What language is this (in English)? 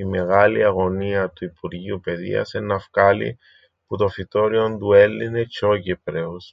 Greek